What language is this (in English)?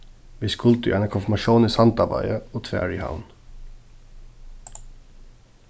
Faroese